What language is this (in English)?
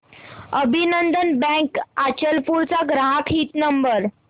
Marathi